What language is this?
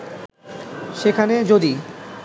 Bangla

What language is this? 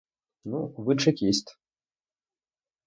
Ukrainian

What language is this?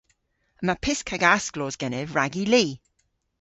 Cornish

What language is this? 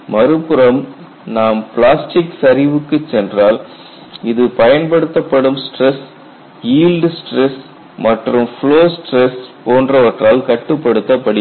Tamil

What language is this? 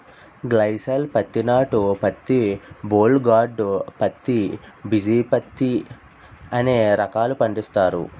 Telugu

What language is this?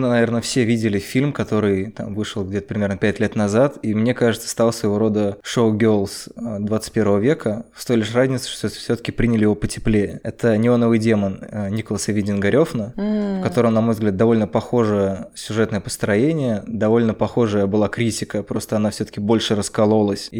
Russian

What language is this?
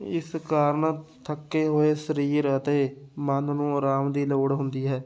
Punjabi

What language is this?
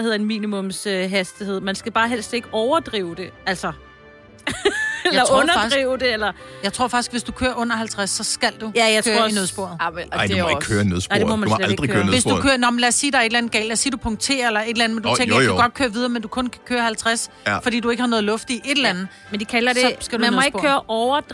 Danish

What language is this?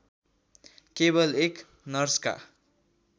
Nepali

